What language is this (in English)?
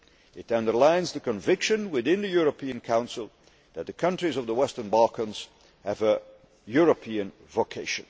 English